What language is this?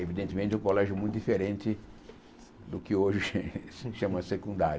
Portuguese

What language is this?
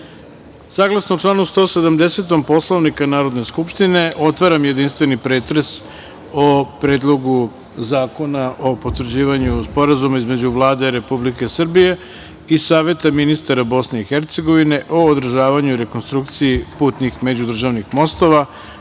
Serbian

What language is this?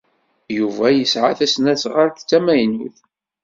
Kabyle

